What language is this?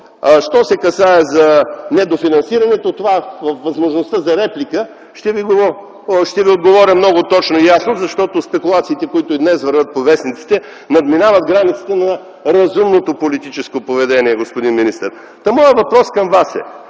Bulgarian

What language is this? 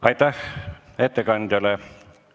Estonian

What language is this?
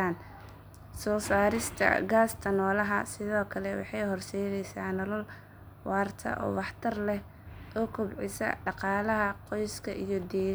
Somali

